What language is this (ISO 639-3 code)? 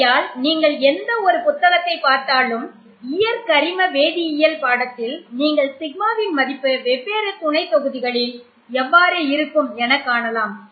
tam